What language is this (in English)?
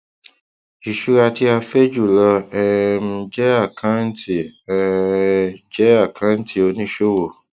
Yoruba